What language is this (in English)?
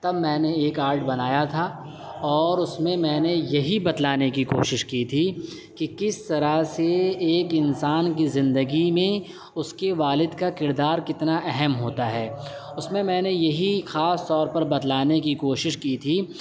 Urdu